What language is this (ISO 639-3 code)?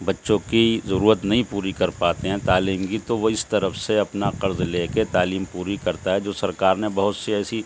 urd